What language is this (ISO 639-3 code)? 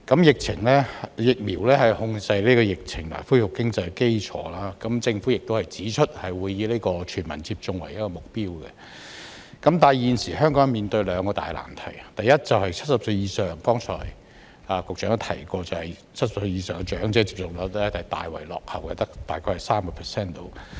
yue